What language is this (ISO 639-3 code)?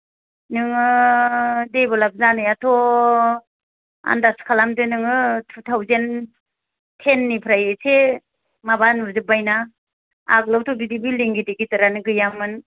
brx